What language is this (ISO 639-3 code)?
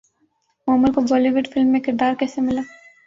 urd